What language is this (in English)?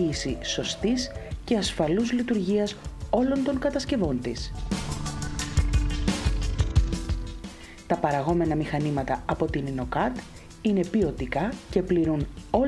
Greek